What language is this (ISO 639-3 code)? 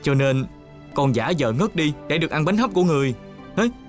vie